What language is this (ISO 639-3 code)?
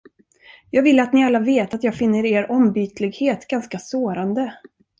swe